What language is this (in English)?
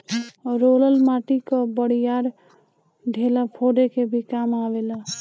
Bhojpuri